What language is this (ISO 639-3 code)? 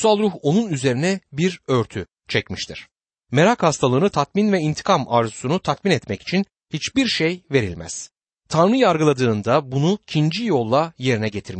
tur